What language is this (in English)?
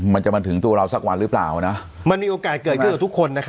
Thai